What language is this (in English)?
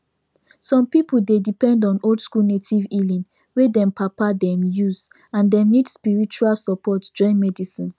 Nigerian Pidgin